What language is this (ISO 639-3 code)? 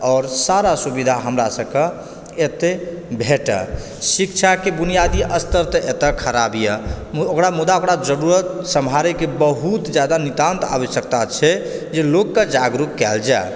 mai